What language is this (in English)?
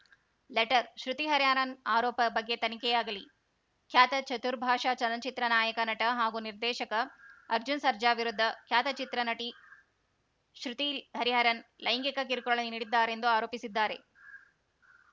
Kannada